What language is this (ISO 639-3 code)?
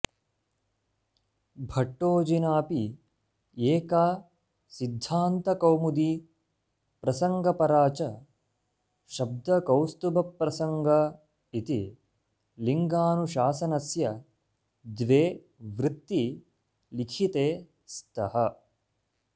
san